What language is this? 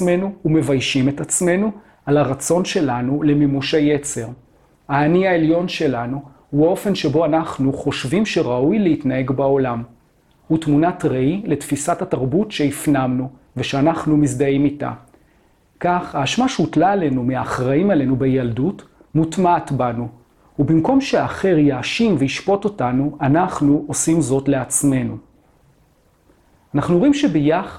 Hebrew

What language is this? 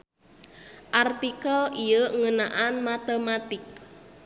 Sundanese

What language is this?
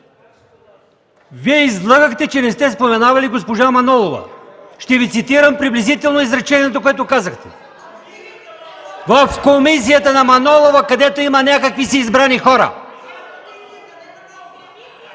Bulgarian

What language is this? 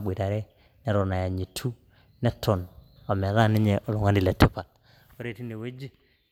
Masai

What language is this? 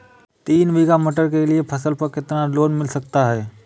Hindi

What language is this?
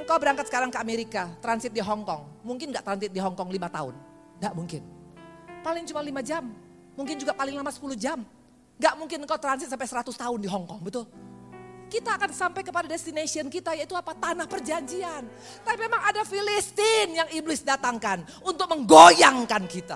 Indonesian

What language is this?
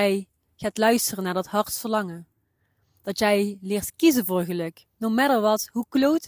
Dutch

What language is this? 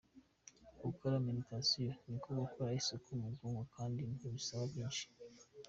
Kinyarwanda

